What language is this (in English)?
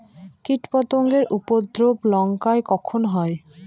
Bangla